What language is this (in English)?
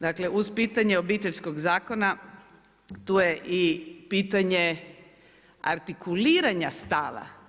Croatian